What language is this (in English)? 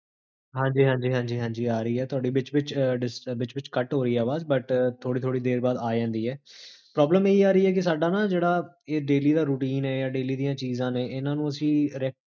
Punjabi